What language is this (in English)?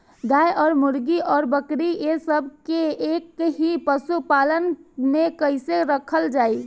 Bhojpuri